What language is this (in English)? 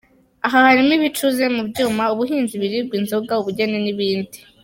Kinyarwanda